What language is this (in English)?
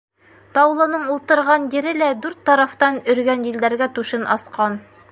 Bashkir